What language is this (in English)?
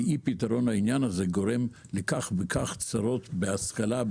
Hebrew